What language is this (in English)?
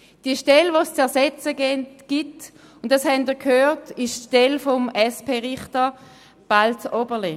Swiss German